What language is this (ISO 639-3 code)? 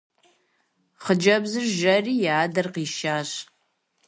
kbd